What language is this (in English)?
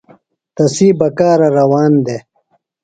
Phalura